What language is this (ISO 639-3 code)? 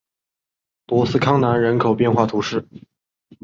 zho